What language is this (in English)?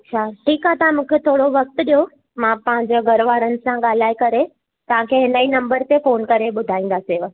Sindhi